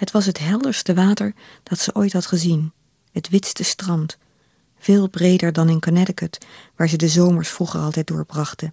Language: Dutch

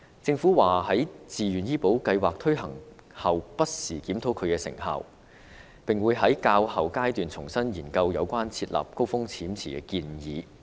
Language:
Cantonese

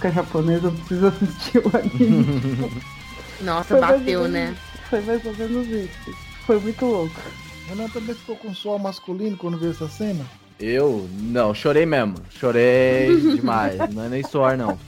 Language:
Portuguese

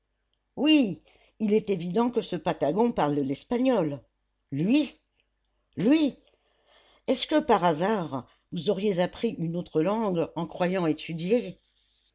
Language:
French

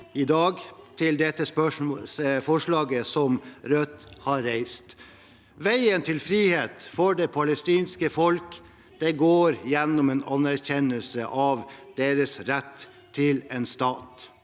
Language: Norwegian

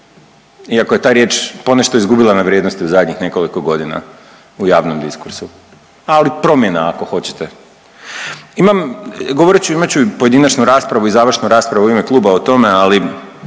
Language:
Croatian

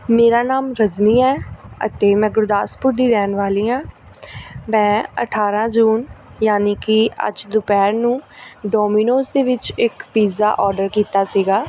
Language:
Punjabi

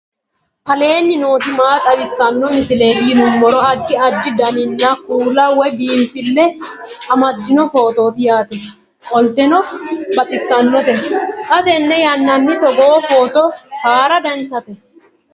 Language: Sidamo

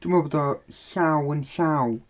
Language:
Welsh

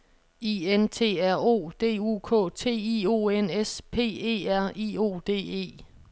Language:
Danish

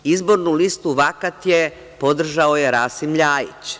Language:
Serbian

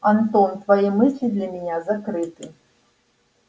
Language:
Russian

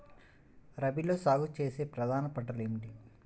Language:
Telugu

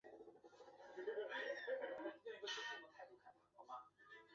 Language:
Chinese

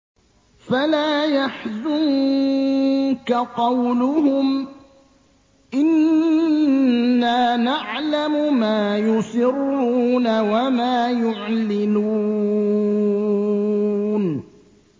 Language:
Arabic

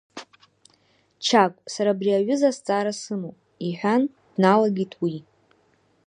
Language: Abkhazian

